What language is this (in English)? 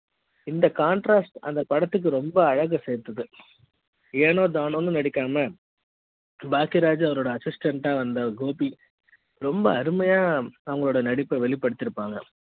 Tamil